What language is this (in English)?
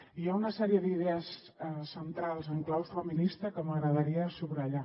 Catalan